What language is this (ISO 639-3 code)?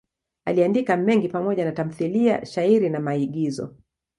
swa